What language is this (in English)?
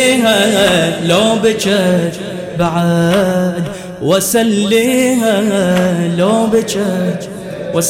Arabic